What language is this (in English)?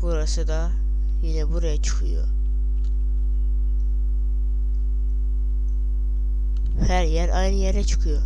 Turkish